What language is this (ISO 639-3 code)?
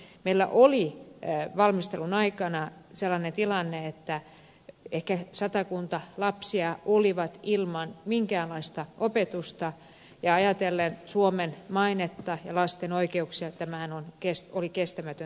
fin